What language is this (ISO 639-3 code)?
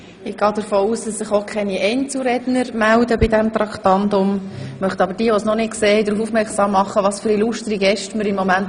gsw